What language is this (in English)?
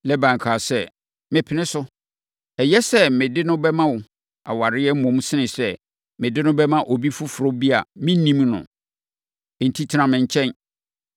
Akan